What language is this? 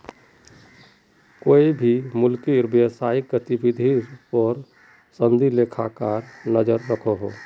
Magahi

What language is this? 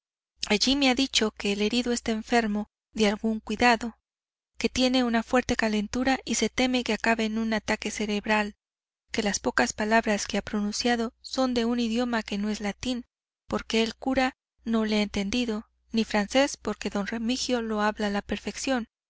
Spanish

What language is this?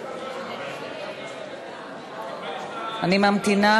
Hebrew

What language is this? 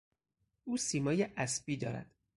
Persian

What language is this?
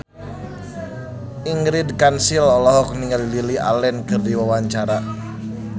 Sundanese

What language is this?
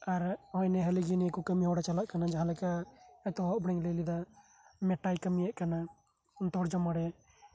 Santali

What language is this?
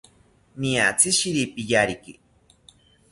South Ucayali Ashéninka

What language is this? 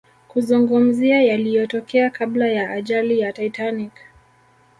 Swahili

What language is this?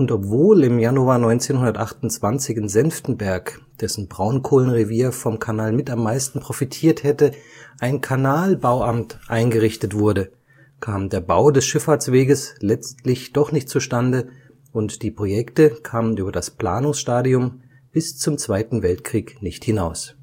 German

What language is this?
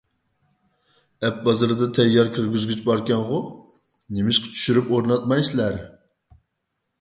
Uyghur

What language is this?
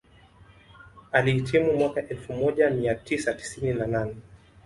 Swahili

